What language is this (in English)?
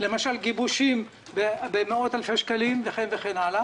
Hebrew